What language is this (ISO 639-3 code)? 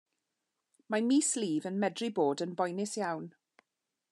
cym